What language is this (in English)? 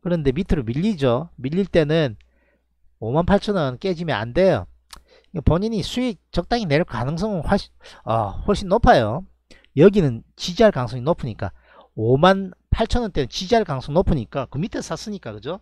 Korean